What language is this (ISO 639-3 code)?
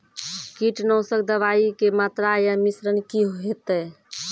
mai